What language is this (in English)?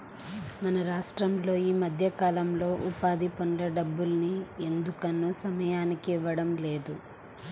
Telugu